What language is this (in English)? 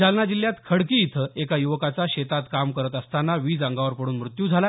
Marathi